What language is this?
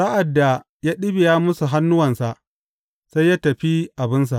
Hausa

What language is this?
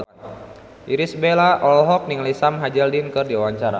Sundanese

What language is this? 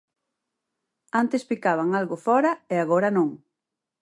Galician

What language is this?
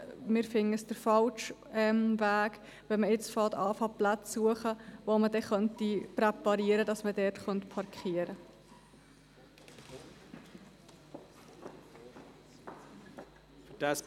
Swiss German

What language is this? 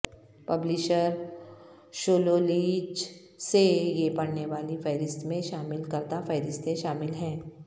Urdu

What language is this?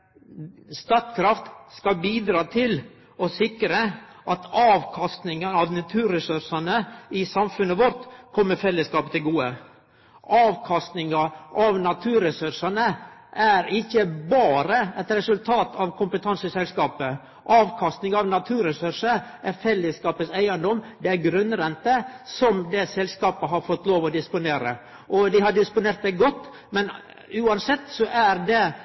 Norwegian Nynorsk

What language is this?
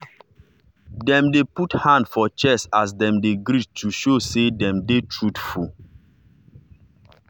Nigerian Pidgin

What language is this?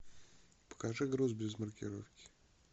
Russian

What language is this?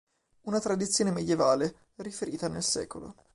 Italian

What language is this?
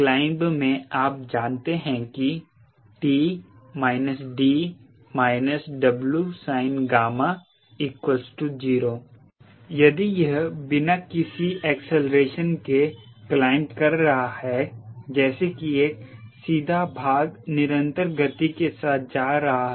Hindi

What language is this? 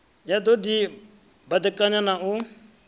Venda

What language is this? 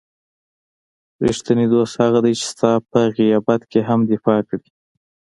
Pashto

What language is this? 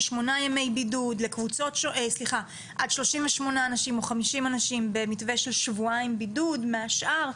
Hebrew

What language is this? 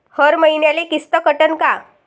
Marathi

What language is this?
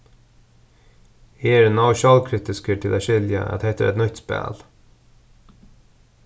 Faroese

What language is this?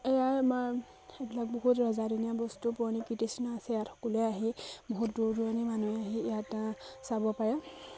Assamese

